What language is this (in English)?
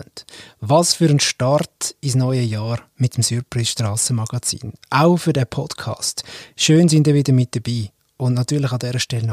German